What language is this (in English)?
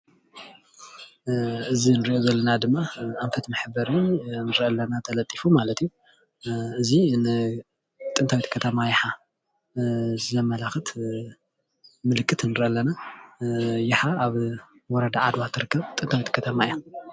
Tigrinya